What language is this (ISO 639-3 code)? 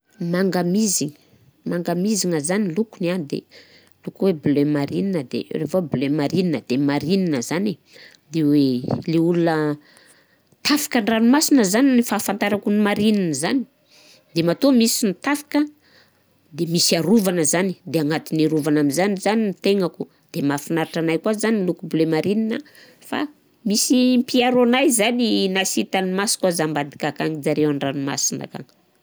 bzc